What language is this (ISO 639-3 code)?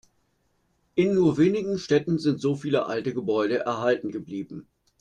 deu